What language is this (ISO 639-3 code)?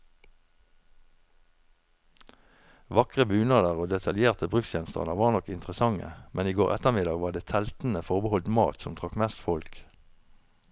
nor